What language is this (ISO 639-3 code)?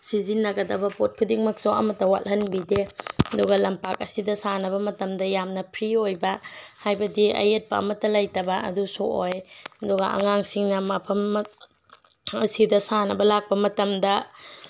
mni